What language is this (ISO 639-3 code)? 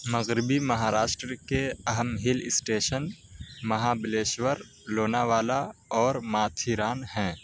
urd